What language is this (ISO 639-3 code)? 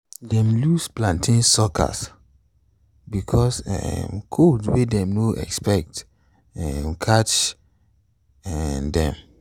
pcm